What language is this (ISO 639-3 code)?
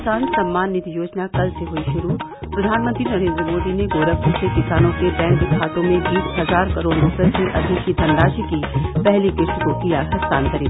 hin